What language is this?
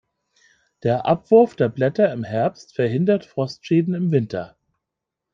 German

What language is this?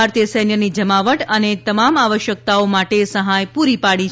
Gujarati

